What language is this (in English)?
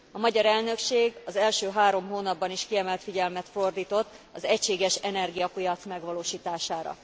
Hungarian